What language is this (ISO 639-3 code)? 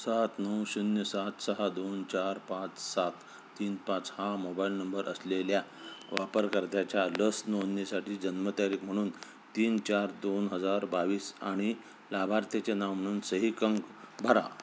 mar